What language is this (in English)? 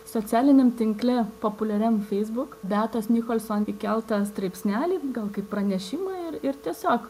Lithuanian